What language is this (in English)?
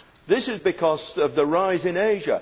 English